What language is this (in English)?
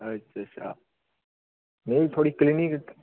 Dogri